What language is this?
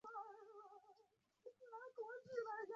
Chinese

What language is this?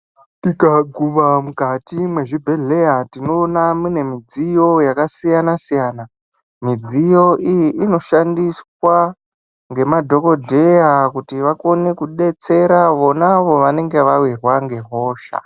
Ndau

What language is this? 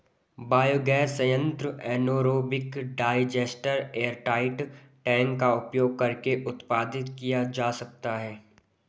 Hindi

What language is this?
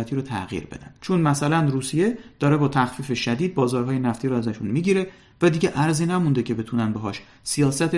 Persian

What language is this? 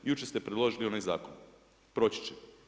Croatian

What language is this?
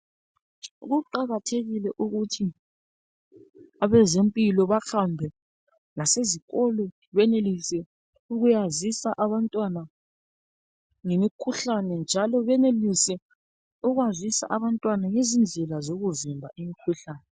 North Ndebele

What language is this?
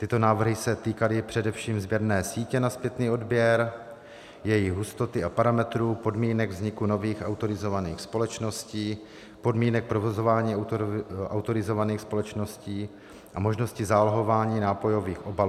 Czech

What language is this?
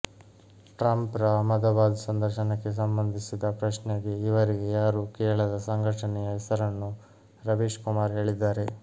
Kannada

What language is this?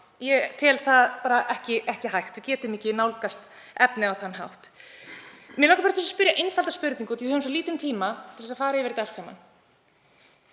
Icelandic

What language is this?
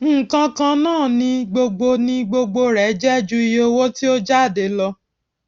Yoruba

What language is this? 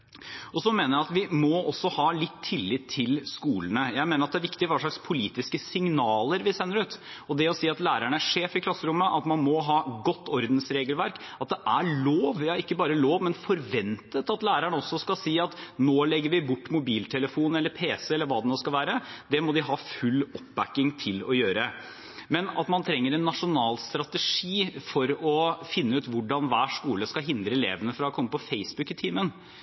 Norwegian Bokmål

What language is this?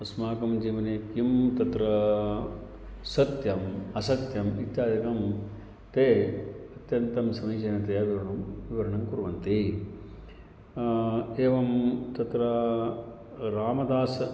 Sanskrit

